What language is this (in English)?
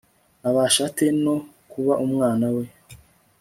Kinyarwanda